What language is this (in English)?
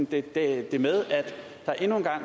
Danish